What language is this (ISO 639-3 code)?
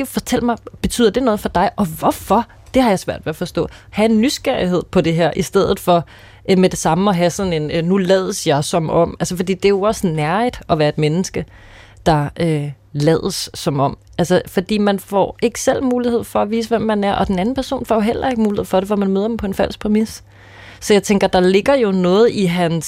dan